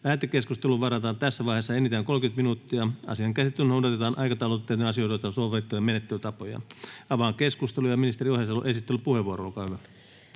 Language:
Finnish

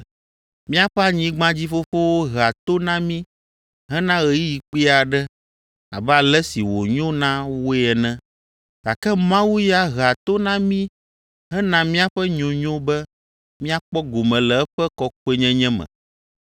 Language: Ewe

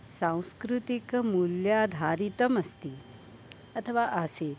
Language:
Sanskrit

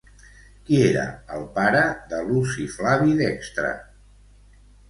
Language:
Catalan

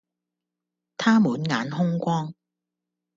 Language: Cantonese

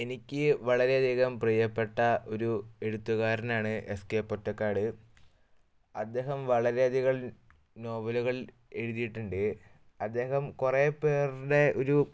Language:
Malayalam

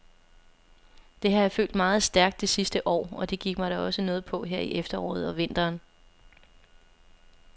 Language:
Danish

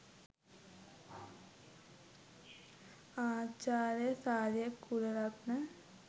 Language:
Sinhala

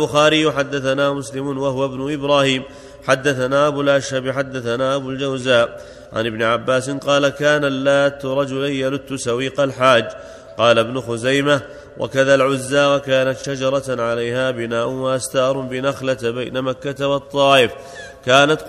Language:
Arabic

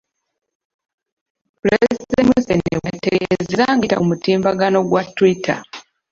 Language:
Ganda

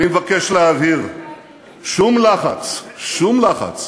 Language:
Hebrew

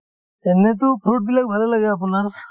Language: Assamese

